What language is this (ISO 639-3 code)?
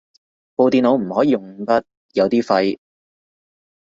yue